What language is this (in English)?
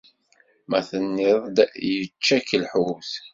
Kabyle